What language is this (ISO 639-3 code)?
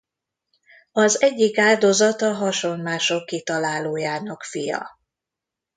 hun